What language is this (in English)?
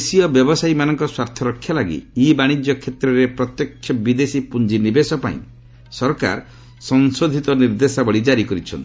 Odia